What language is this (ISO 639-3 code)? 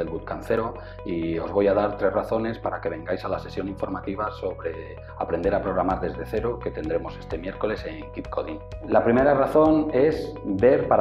spa